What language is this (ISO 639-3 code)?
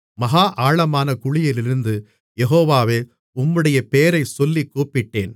tam